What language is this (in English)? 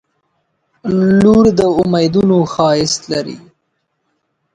Pashto